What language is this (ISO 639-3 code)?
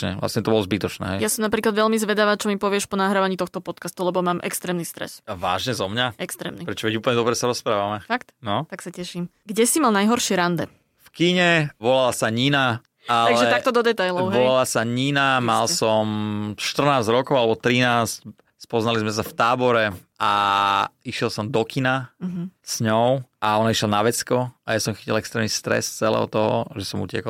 slk